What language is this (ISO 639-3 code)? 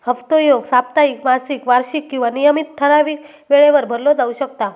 mar